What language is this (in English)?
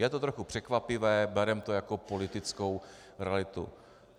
Czech